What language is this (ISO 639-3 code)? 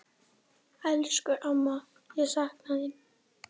isl